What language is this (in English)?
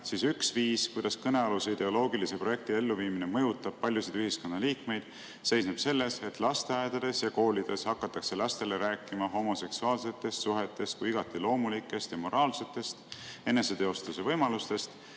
Estonian